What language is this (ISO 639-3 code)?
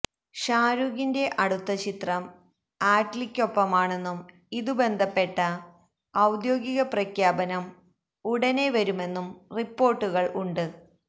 mal